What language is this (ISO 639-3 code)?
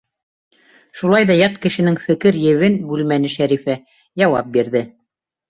bak